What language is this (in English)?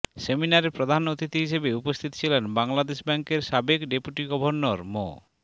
Bangla